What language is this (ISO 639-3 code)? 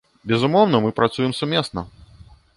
bel